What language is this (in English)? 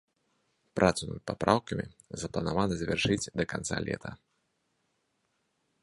Belarusian